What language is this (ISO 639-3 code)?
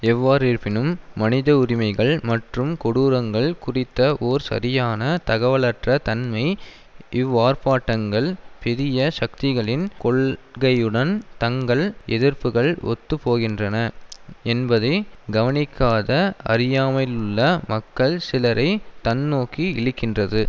tam